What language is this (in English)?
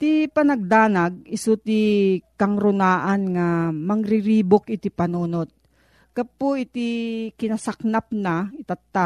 Filipino